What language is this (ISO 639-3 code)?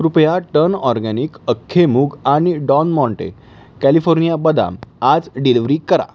mar